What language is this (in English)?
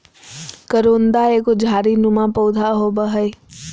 Magahi